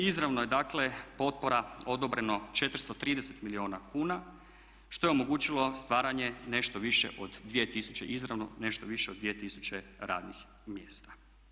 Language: Croatian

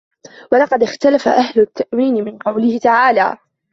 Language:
Arabic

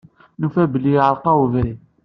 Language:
Kabyle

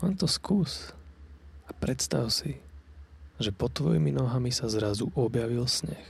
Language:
Slovak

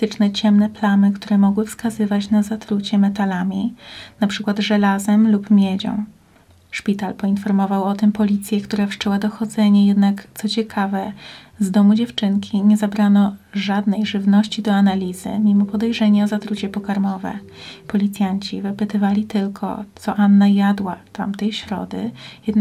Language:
Polish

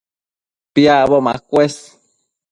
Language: Matsés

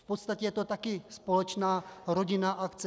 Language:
Czech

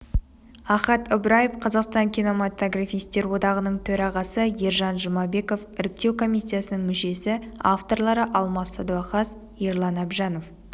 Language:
Kazakh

